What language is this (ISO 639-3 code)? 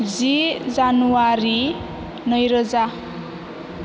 brx